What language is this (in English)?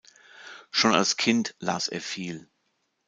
German